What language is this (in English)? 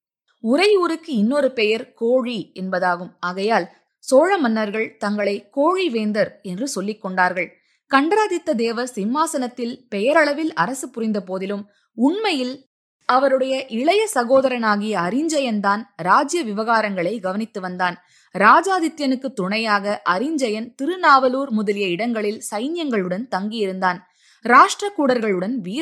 Tamil